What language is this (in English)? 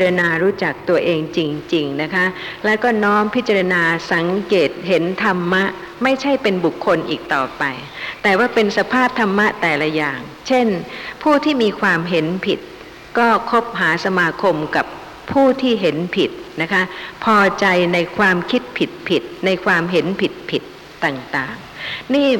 Thai